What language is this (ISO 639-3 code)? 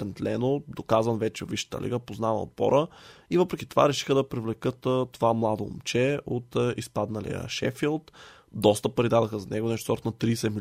bul